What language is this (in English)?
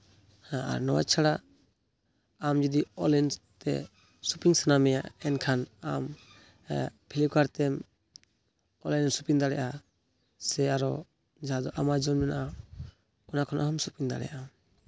Santali